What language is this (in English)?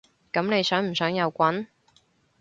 Cantonese